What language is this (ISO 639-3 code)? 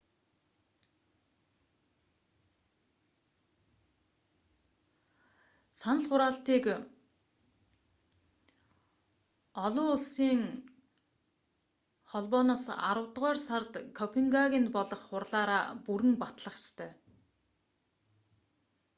mon